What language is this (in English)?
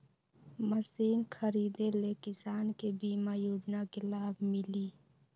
Magahi